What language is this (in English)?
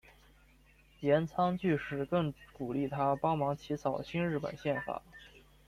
Chinese